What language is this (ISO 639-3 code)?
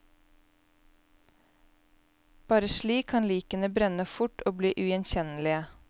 nor